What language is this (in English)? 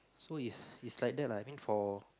English